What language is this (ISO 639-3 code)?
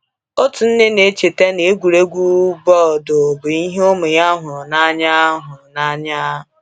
ibo